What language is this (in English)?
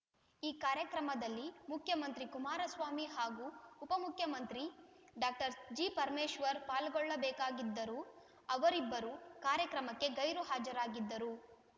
Kannada